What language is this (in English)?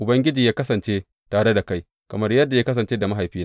Hausa